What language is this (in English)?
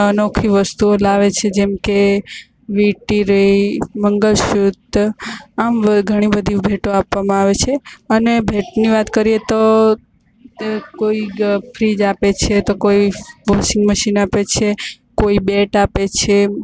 Gujarati